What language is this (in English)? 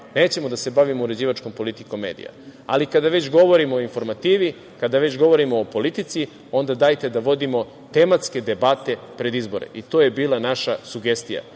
Serbian